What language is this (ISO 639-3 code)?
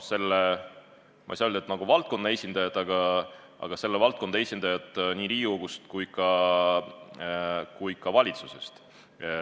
est